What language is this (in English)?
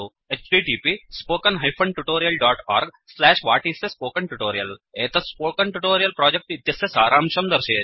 Sanskrit